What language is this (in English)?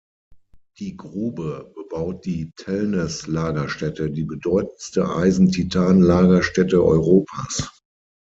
German